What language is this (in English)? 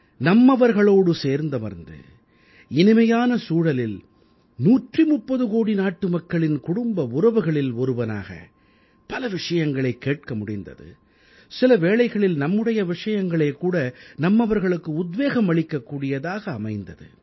Tamil